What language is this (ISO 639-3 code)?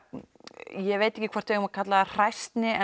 isl